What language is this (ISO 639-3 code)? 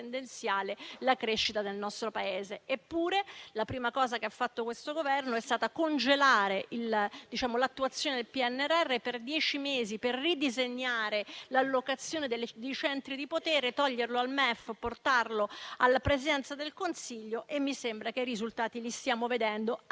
ita